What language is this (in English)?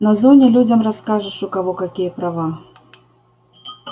Russian